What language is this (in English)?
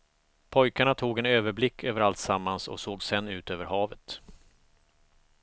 Swedish